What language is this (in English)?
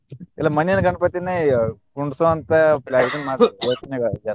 Kannada